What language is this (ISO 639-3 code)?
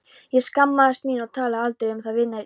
isl